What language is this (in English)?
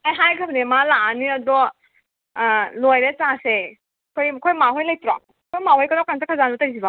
Manipuri